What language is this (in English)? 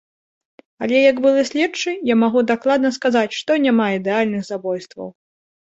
Belarusian